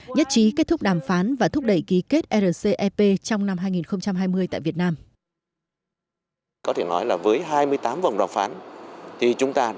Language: Vietnamese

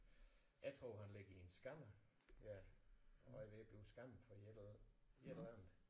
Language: Danish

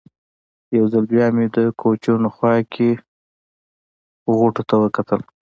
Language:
Pashto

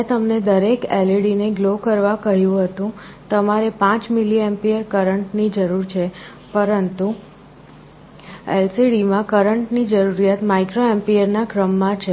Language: Gujarati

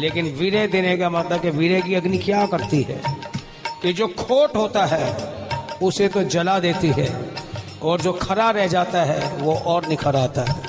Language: Hindi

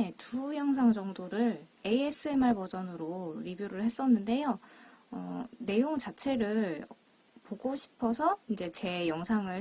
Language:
Korean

